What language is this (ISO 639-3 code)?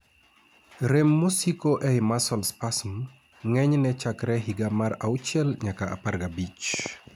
luo